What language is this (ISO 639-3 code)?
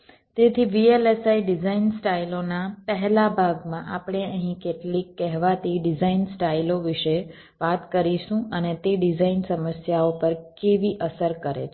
guj